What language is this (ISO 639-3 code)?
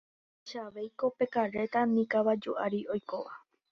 grn